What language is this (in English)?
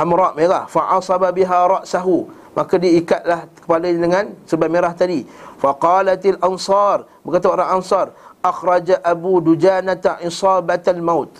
Malay